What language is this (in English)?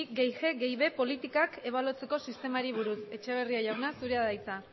Basque